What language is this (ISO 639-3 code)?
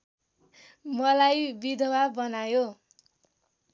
nep